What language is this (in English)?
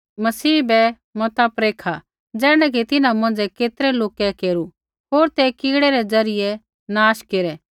Kullu Pahari